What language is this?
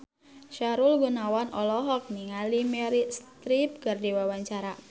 Sundanese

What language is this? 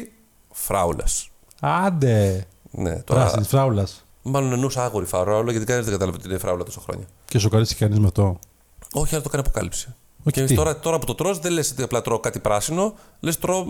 Greek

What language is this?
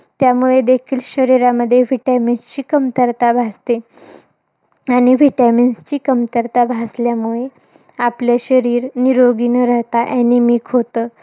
Marathi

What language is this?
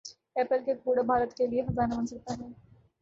Urdu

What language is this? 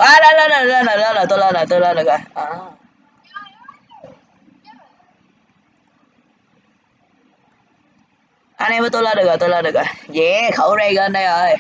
Vietnamese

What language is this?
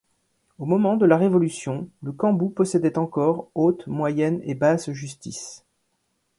French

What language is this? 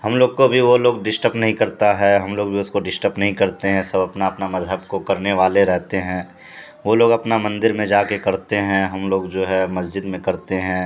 Urdu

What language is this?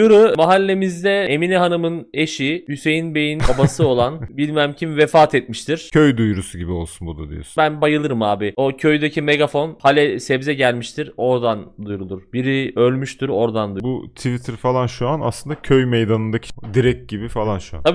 Turkish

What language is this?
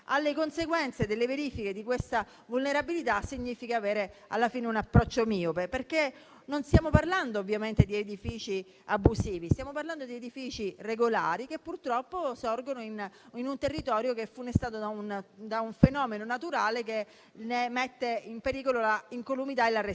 Italian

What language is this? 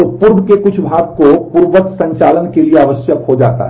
Hindi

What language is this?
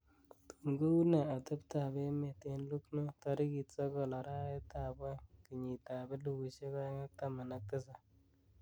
Kalenjin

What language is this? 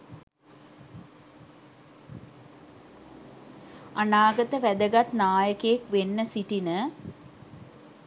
Sinhala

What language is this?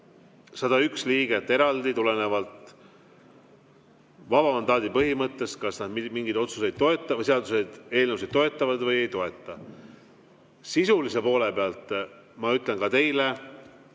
Estonian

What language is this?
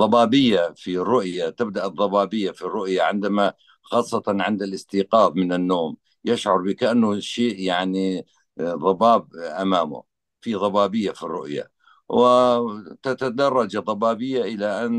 Arabic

